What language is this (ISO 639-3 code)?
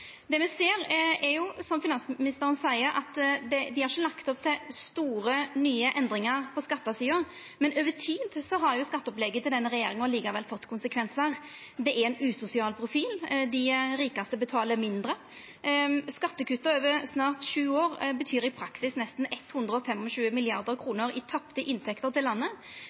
nno